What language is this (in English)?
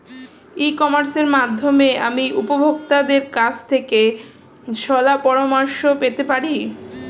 Bangla